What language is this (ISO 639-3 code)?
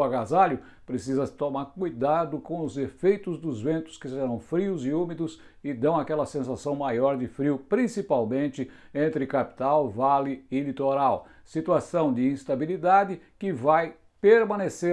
por